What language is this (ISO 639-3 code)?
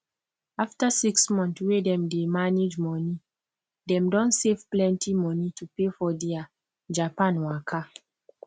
pcm